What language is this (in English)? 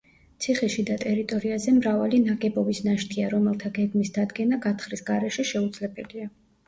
Georgian